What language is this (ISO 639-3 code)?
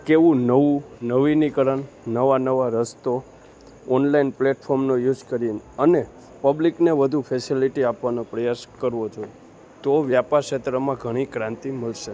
guj